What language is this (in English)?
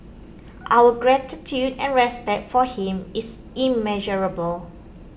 English